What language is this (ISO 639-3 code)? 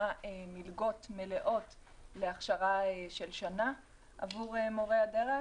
heb